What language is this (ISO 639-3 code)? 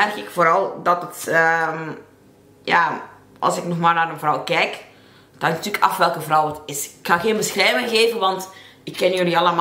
nld